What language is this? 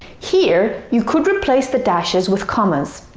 English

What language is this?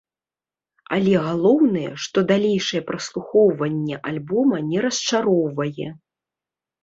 Belarusian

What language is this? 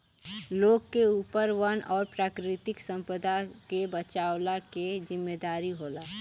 Bhojpuri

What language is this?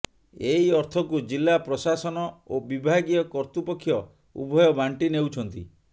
Odia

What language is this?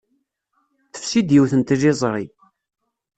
Kabyle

